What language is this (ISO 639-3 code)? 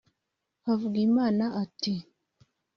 kin